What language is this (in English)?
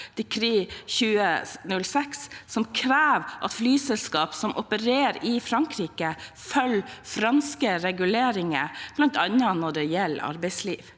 Norwegian